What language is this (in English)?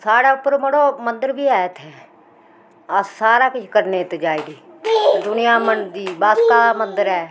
Dogri